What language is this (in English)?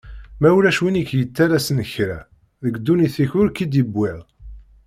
Kabyle